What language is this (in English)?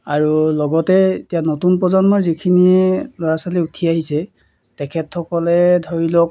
Assamese